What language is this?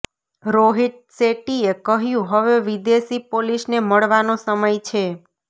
Gujarati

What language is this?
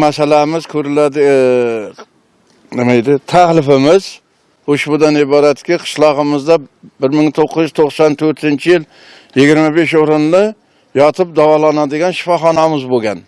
Turkish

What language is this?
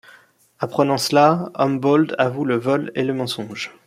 French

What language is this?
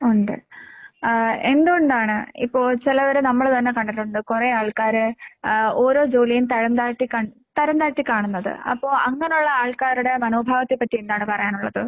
Malayalam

